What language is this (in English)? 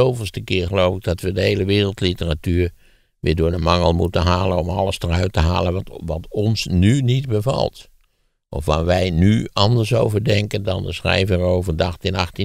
Dutch